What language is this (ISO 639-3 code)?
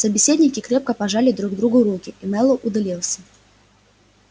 rus